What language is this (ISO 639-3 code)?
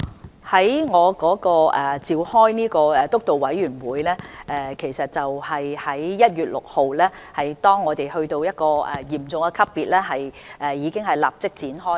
yue